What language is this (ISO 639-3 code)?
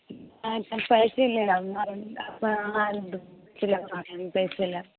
mai